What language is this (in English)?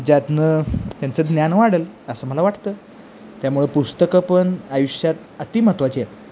Marathi